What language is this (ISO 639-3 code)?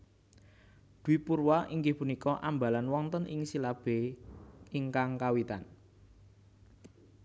jav